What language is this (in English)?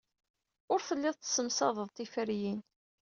Kabyle